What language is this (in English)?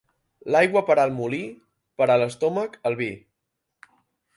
Catalan